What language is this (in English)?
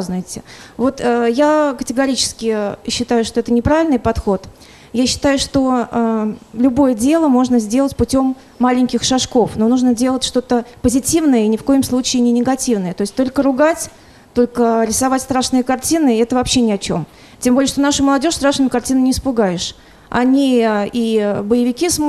Russian